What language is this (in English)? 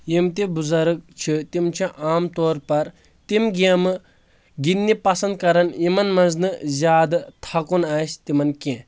Kashmiri